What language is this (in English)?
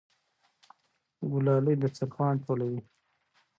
Pashto